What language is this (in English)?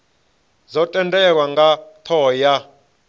Venda